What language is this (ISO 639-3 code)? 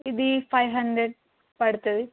tel